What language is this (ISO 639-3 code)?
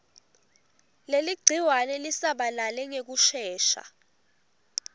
ssw